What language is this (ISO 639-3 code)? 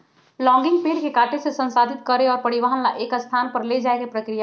mag